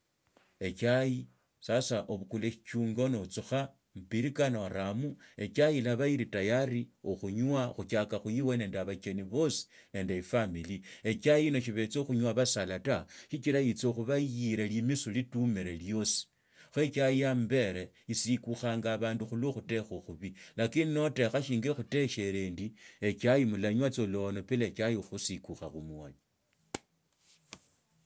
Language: Tsotso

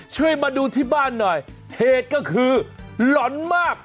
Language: Thai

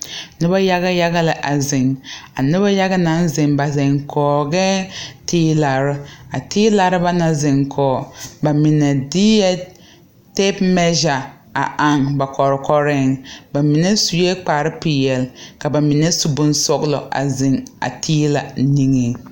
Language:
Southern Dagaare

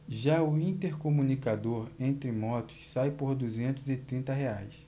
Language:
Portuguese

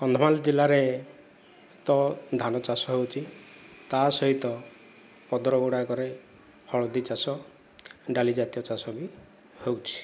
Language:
Odia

